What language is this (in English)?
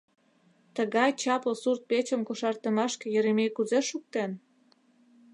Mari